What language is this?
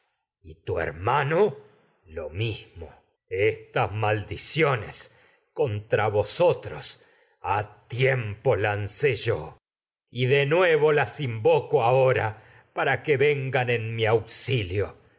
Spanish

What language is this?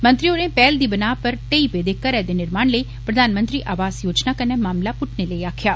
Dogri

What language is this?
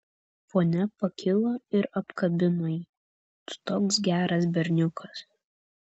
Lithuanian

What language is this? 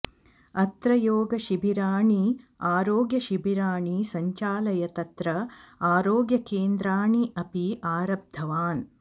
Sanskrit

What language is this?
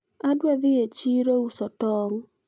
Luo (Kenya and Tanzania)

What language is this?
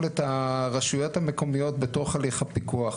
Hebrew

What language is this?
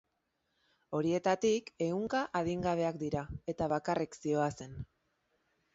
Basque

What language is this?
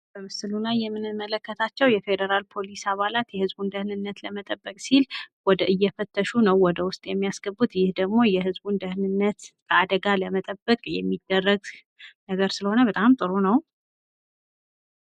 Amharic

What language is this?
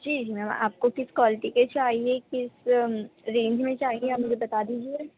Urdu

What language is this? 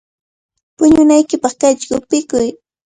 Cajatambo North Lima Quechua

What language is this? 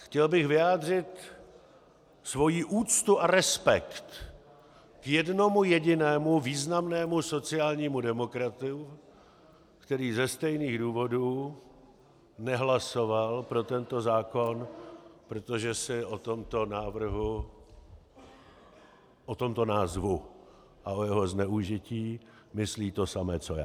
Czech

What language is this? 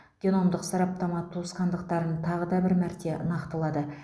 Kazakh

